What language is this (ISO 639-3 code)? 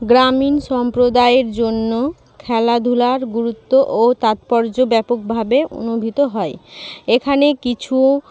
ben